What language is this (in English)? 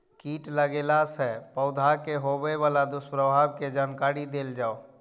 Maithili